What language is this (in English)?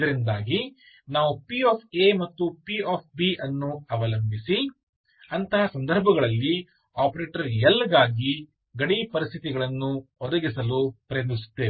Kannada